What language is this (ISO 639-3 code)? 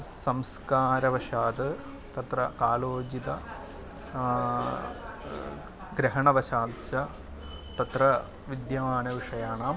san